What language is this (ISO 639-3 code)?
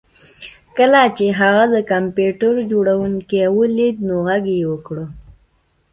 pus